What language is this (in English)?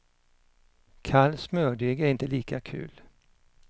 Swedish